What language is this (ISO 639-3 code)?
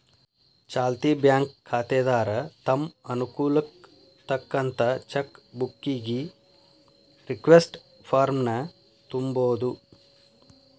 kan